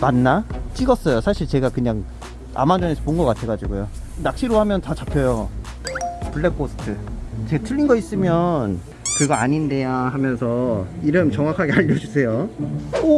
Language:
Korean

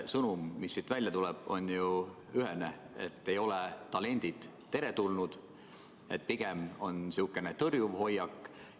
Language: Estonian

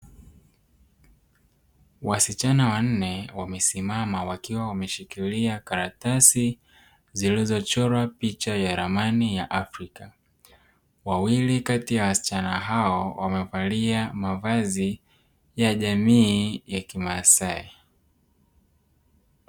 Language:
Swahili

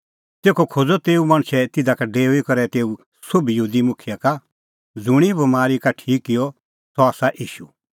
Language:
Kullu Pahari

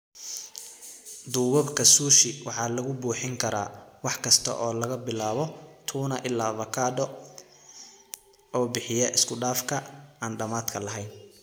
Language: Somali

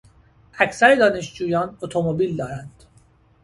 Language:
Persian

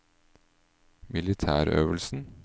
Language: Norwegian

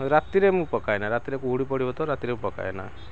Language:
Odia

